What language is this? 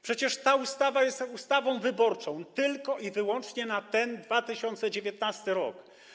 Polish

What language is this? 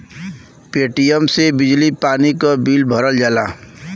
Bhojpuri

